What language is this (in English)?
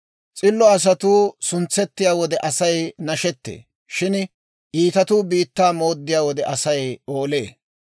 Dawro